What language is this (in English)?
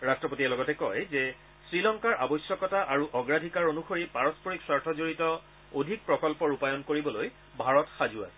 Assamese